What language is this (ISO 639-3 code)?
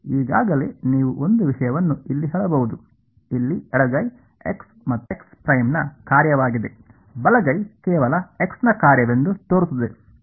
kan